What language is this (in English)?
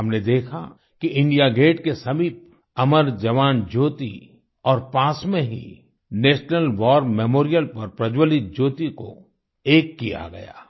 Hindi